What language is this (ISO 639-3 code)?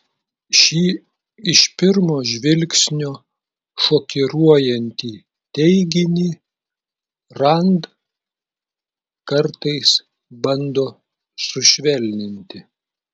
lit